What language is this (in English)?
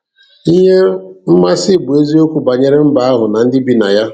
Igbo